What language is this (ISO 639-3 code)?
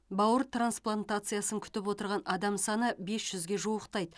kaz